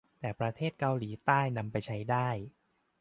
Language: Thai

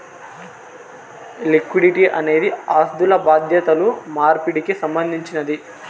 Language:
Telugu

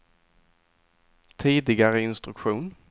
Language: Swedish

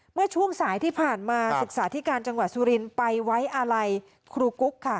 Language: Thai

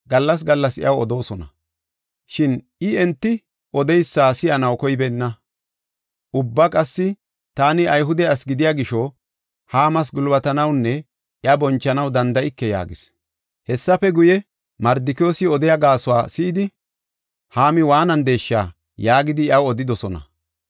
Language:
Gofa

